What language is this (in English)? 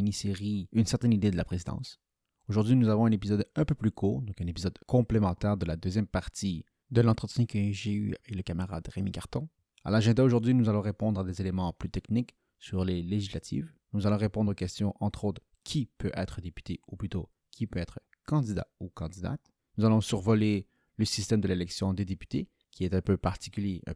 French